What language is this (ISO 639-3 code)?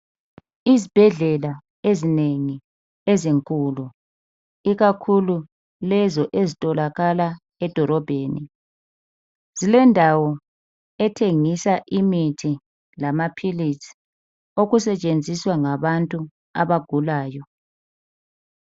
nde